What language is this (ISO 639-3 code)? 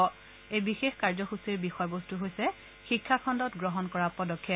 asm